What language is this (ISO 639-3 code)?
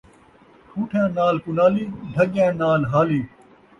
skr